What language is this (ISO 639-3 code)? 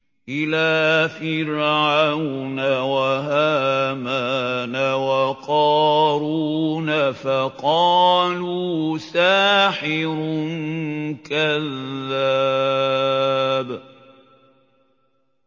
ara